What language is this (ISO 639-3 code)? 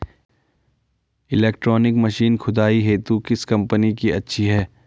hin